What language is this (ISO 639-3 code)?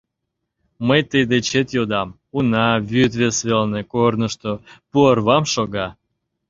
chm